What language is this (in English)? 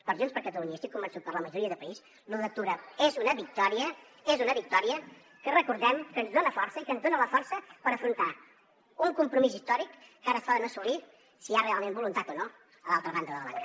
Catalan